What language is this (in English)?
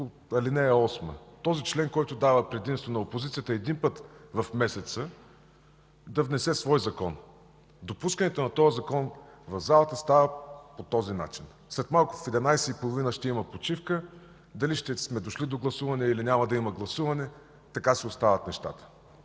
Bulgarian